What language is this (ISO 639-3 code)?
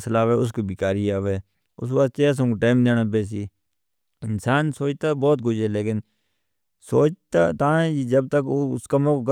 hno